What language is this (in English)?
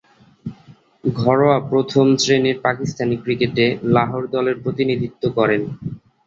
Bangla